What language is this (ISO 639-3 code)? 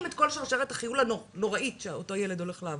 heb